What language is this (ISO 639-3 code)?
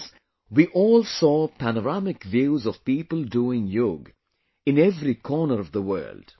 eng